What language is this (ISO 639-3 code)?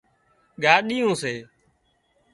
kxp